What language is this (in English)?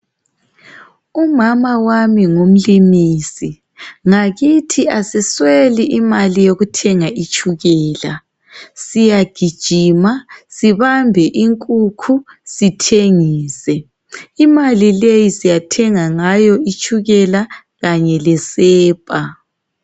North Ndebele